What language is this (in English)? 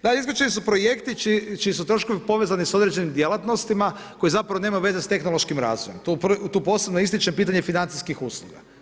Croatian